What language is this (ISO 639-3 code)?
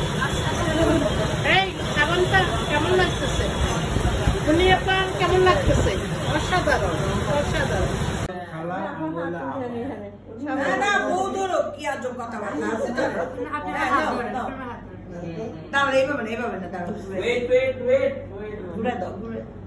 eng